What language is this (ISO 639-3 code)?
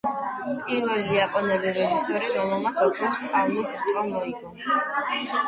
kat